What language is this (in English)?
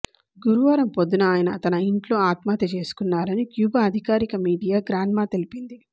Telugu